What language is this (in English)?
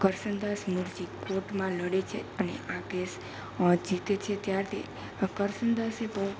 Gujarati